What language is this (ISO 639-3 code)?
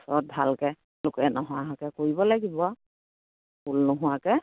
asm